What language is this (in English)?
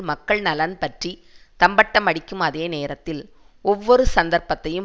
Tamil